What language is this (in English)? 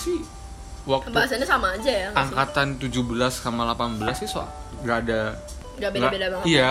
Indonesian